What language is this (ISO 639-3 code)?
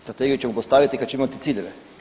hrv